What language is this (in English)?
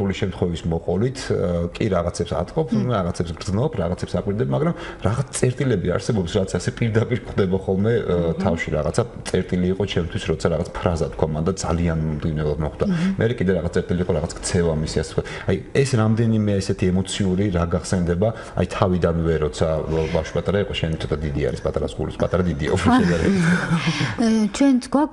Persian